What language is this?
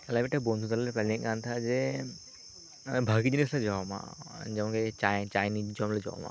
Santali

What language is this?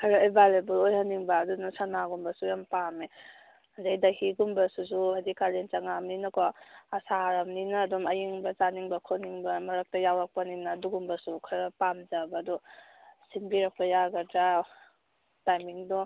Manipuri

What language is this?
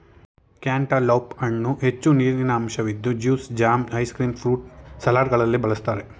Kannada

